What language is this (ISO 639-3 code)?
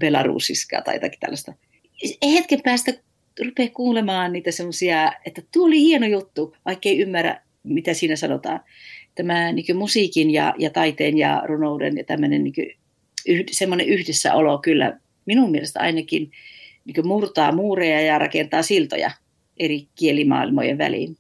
fin